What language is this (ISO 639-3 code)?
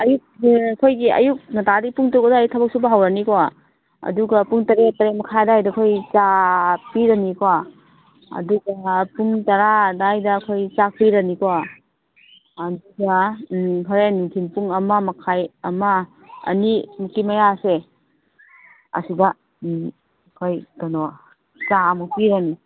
mni